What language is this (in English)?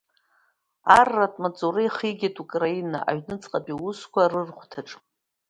Abkhazian